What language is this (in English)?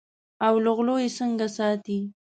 Pashto